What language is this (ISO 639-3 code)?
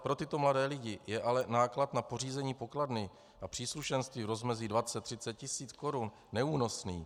ces